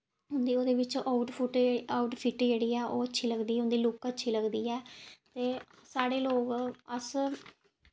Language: Dogri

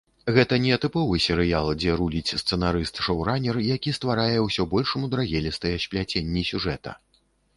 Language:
Belarusian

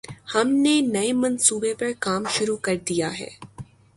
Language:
Urdu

